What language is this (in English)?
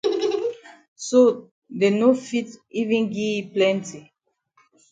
Cameroon Pidgin